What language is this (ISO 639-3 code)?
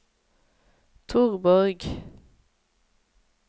nor